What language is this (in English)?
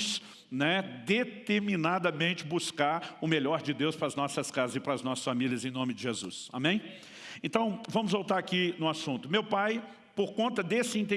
Portuguese